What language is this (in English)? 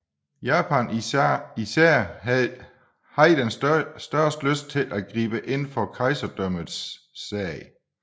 Danish